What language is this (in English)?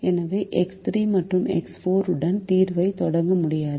Tamil